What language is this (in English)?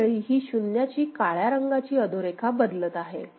Marathi